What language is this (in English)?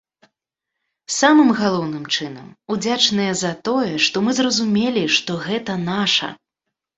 Belarusian